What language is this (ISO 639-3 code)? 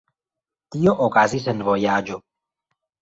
epo